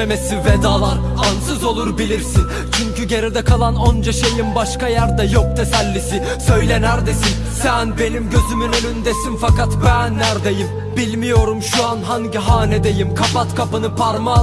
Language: Turkish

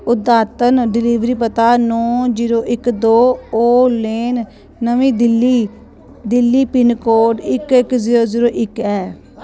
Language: Dogri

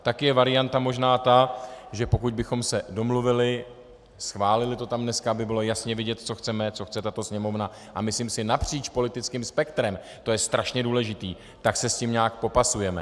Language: Czech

